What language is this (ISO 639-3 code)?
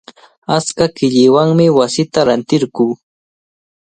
qvl